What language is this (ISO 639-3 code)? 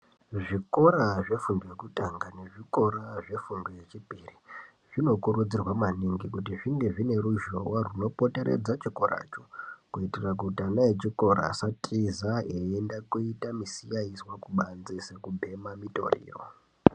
ndc